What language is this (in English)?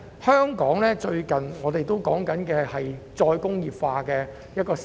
Cantonese